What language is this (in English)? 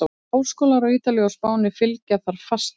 Icelandic